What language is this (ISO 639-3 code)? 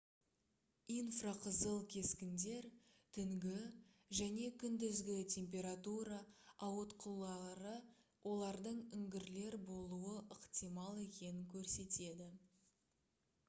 kaz